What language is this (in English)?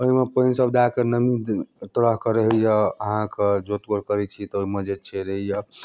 Maithili